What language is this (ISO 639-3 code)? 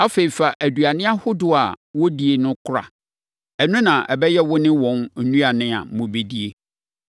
aka